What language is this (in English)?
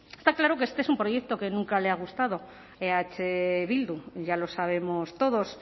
Spanish